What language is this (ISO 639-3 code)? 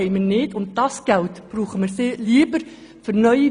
gsw